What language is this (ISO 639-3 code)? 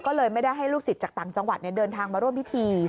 tha